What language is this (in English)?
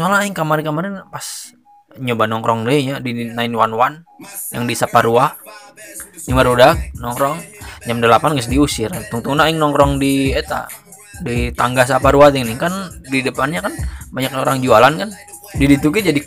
Indonesian